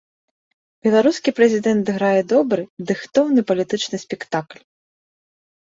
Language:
Belarusian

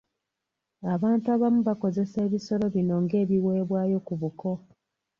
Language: Ganda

